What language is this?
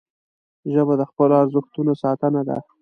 Pashto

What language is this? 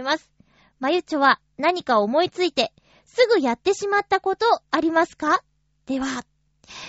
Japanese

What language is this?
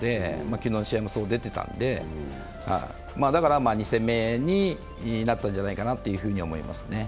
Japanese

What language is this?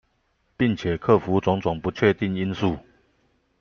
Chinese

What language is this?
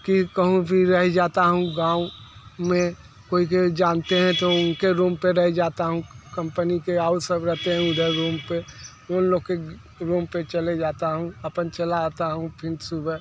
Hindi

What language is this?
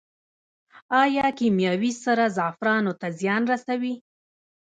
Pashto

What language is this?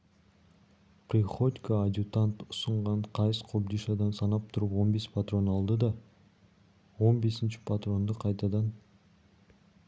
Kazakh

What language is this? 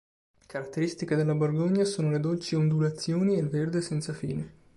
Italian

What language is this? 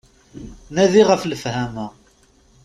Kabyle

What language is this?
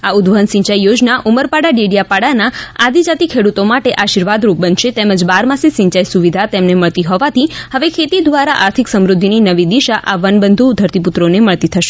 Gujarati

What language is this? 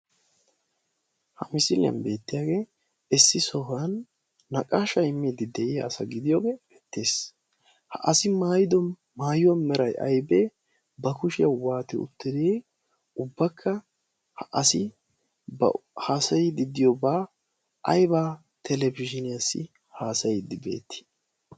Wolaytta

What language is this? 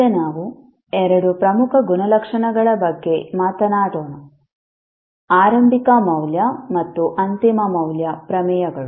Kannada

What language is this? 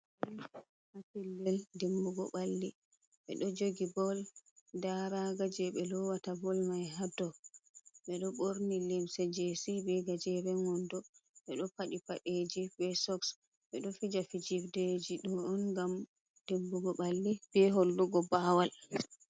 Fula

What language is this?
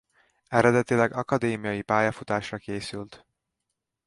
Hungarian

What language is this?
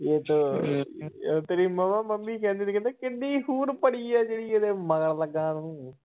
Punjabi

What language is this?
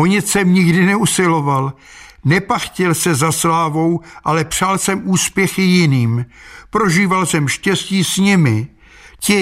Czech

